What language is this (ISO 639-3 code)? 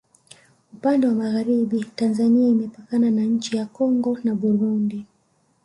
swa